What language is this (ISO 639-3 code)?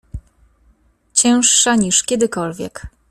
pol